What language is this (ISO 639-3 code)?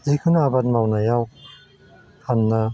brx